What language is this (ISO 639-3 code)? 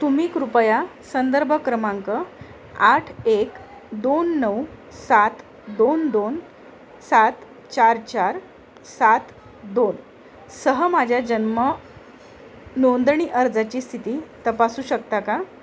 mar